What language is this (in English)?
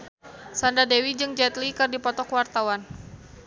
Sundanese